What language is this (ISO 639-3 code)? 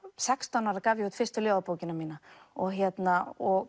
isl